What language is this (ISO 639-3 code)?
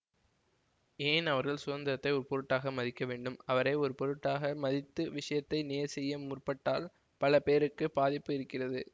tam